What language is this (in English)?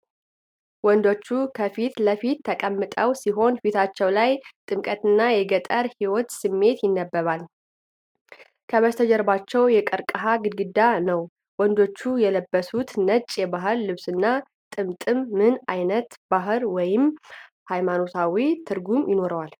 Amharic